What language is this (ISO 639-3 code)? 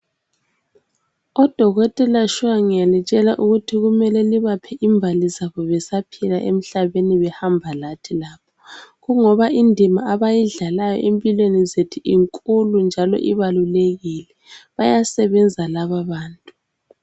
nde